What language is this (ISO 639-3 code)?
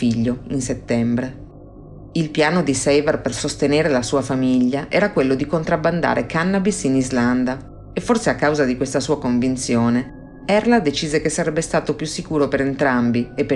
ita